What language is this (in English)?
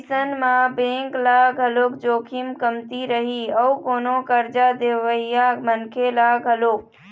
Chhattisgarhi